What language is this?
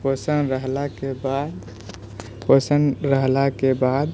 Maithili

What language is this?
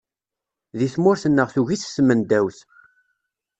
Kabyle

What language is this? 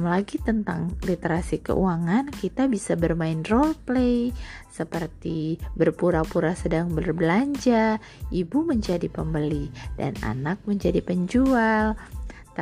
Indonesian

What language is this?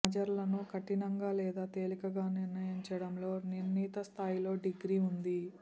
Telugu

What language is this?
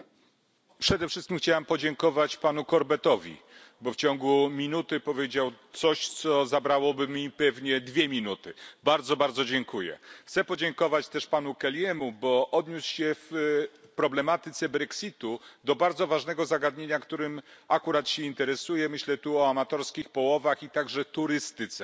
Polish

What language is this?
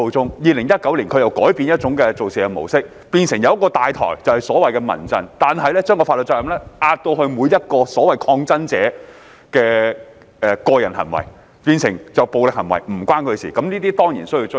Cantonese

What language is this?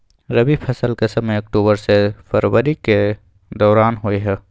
Maithili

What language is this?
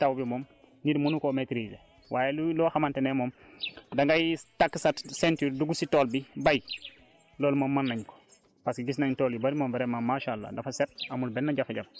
Wolof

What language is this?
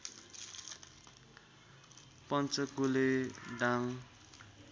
Nepali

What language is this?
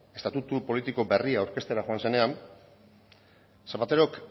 Basque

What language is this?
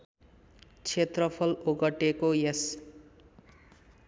Nepali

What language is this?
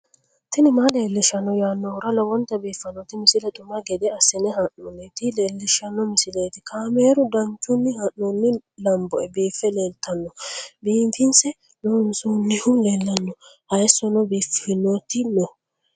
Sidamo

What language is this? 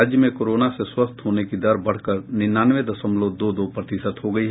Hindi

